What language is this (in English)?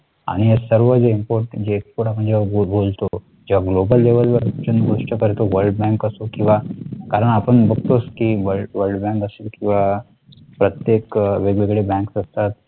Marathi